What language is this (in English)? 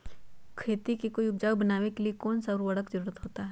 Magahi